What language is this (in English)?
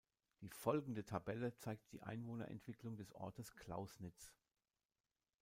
German